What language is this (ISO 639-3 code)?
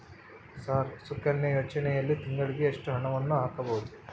kan